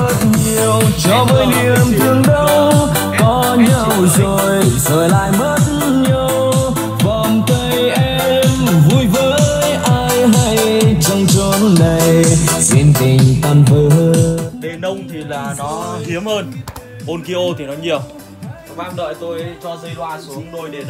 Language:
Vietnamese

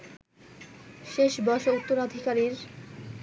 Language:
Bangla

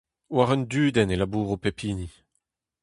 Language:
Breton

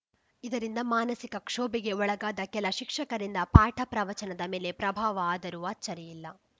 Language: Kannada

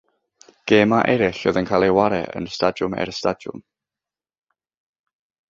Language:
Welsh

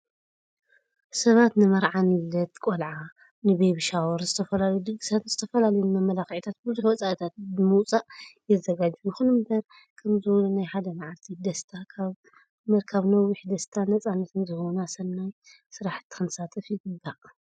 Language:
Tigrinya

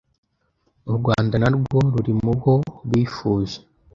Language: Kinyarwanda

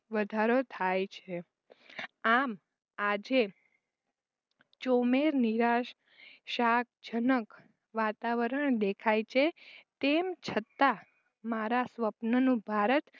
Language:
Gujarati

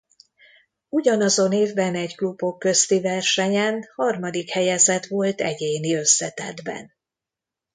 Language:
Hungarian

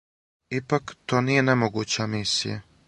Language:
Serbian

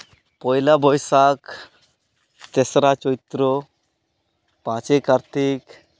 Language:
Santali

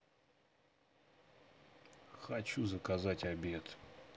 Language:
Russian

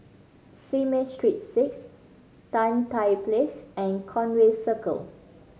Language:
English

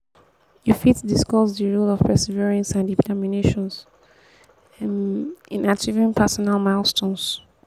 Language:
Nigerian Pidgin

